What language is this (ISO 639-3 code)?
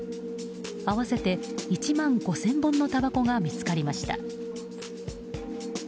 jpn